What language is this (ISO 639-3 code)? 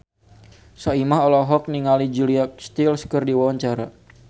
sun